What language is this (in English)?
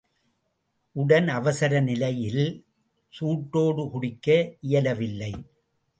Tamil